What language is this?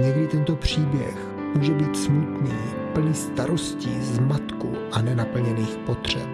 Czech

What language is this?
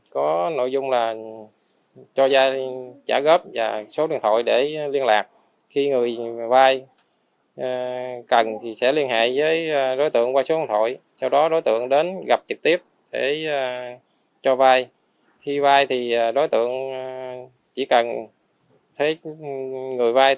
Vietnamese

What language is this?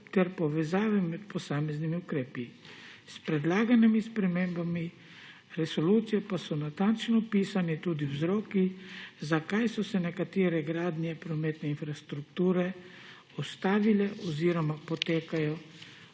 Slovenian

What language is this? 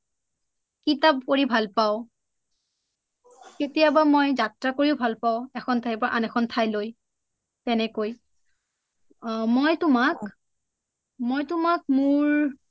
Assamese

